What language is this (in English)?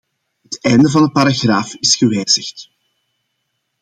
Dutch